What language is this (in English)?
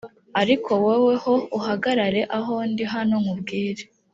Kinyarwanda